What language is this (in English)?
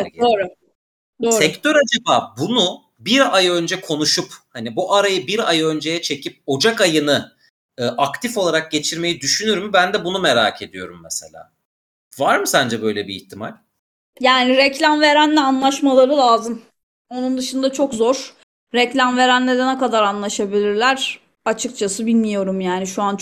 Turkish